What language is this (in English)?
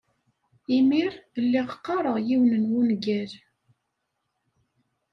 Kabyle